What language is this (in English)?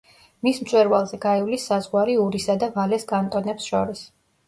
Georgian